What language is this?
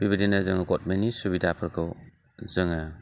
Bodo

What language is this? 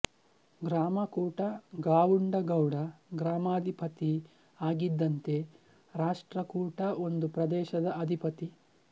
Kannada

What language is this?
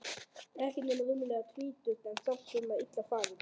Icelandic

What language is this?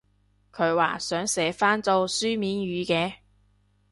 Cantonese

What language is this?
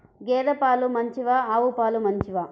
Telugu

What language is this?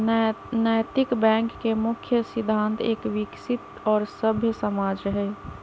Magahi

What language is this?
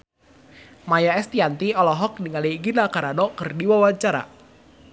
Sundanese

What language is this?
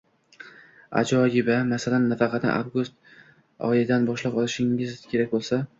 Uzbek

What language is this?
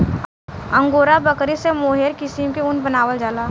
Bhojpuri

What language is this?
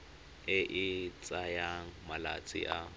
Tswana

